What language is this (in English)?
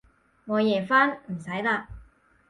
Cantonese